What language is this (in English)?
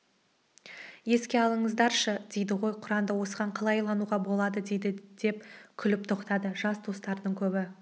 Kazakh